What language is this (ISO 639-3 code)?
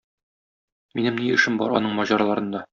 tat